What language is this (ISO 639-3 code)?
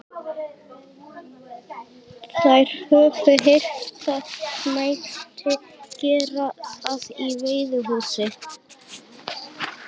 isl